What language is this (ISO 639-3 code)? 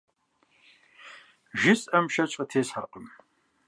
kbd